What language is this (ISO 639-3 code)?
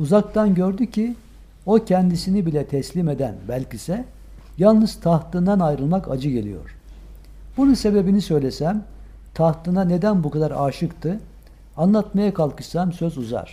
tur